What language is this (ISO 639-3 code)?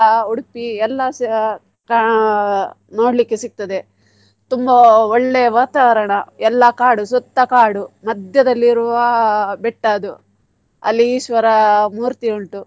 kan